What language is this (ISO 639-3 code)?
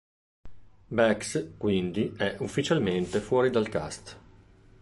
ita